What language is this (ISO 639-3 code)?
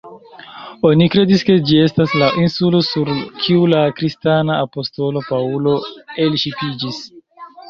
epo